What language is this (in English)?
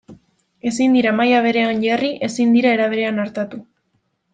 Basque